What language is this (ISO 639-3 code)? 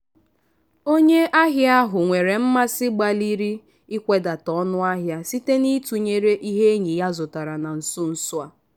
ibo